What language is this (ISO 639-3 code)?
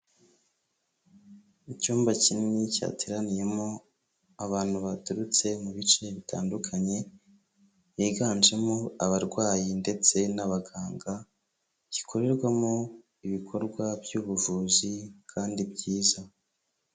kin